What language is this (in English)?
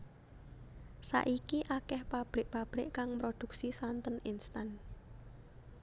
Javanese